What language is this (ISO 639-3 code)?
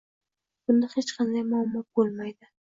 uzb